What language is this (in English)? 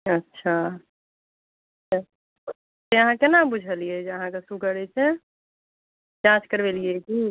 Maithili